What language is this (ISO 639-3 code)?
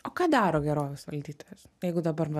lit